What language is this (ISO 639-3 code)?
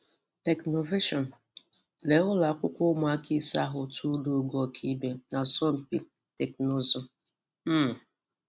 ibo